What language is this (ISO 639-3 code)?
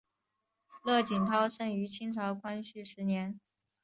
zho